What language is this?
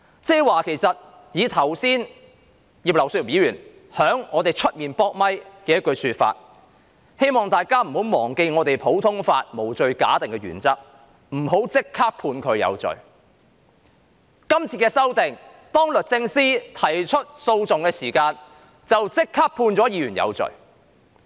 Cantonese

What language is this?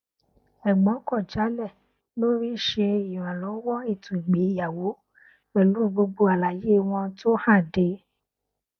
Yoruba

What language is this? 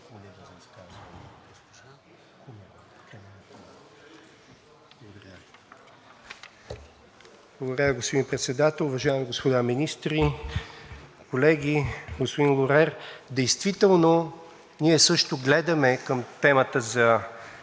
Bulgarian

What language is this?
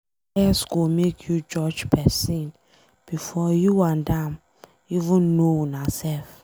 Nigerian Pidgin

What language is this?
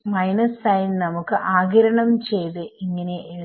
Malayalam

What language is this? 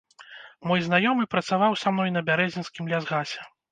Belarusian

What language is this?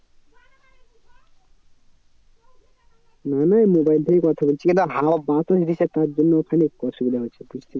Bangla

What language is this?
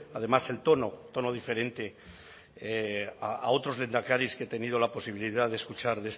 Spanish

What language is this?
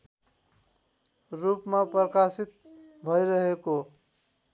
Nepali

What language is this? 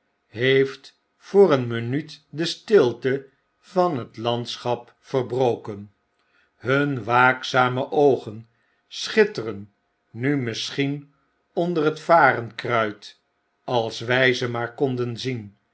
Dutch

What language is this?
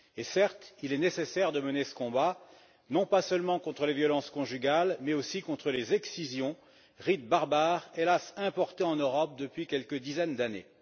French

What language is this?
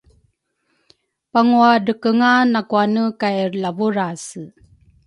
Rukai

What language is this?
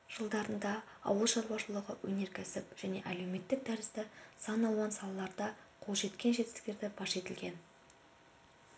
Kazakh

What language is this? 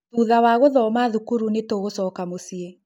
Kikuyu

